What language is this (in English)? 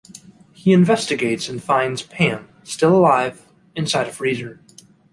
English